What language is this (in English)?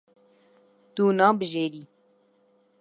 Kurdish